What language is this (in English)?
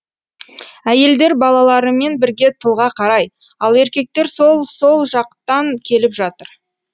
Kazakh